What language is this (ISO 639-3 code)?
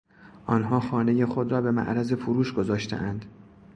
fas